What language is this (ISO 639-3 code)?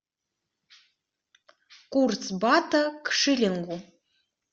rus